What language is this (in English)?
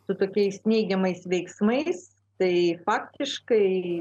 Lithuanian